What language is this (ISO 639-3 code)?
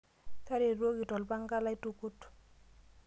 mas